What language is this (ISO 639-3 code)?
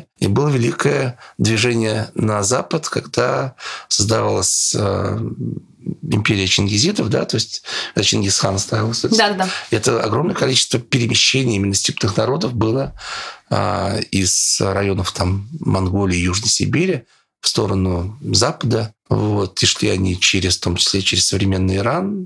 rus